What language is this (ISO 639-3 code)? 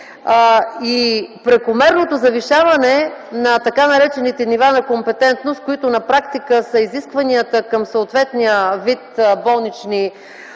bul